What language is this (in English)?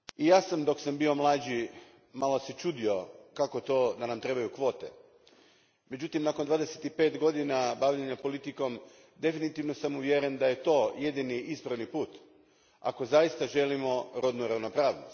Croatian